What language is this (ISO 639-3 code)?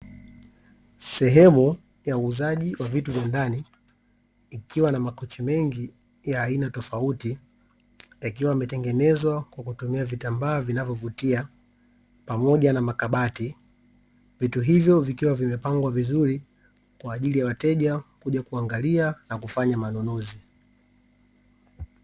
swa